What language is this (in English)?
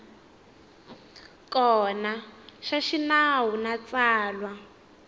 Tsonga